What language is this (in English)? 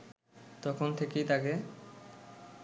Bangla